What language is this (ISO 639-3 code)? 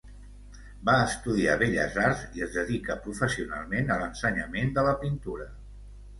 cat